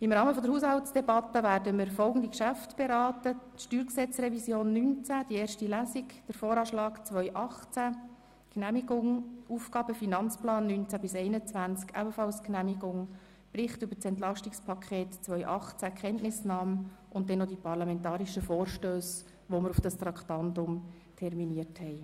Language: Swiss German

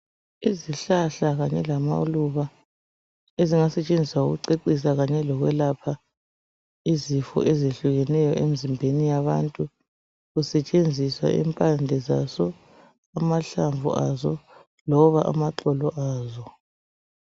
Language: North Ndebele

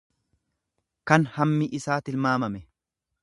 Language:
Oromo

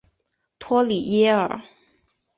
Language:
Chinese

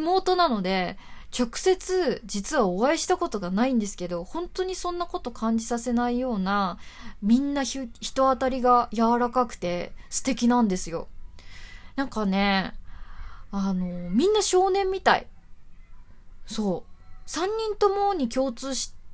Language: Japanese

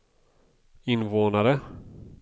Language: Swedish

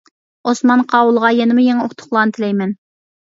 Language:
Uyghur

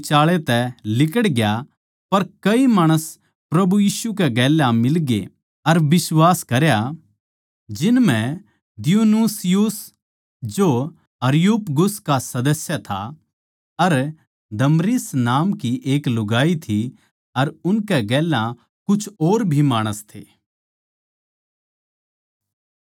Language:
Haryanvi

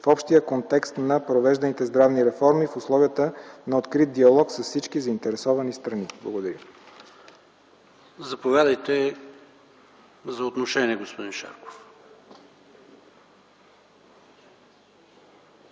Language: Bulgarian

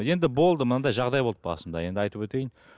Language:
Kazakh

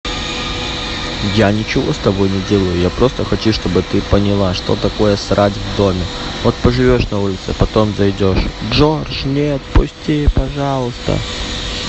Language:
Russian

